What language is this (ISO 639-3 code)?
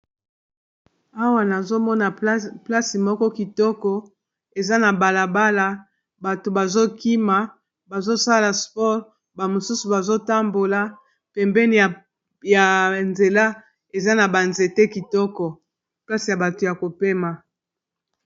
lin